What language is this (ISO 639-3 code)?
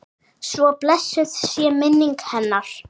isl